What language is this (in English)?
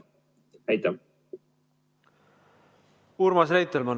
Estonian